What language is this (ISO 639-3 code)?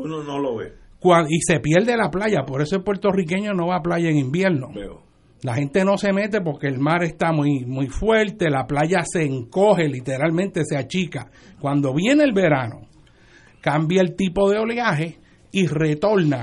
spa